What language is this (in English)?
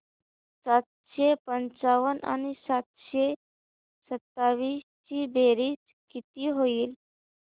Marathi